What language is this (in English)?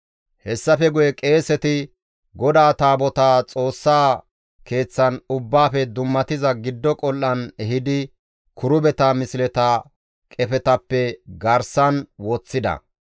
Gamo